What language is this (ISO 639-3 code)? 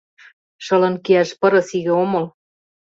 chm